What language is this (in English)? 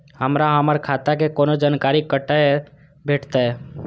Maithili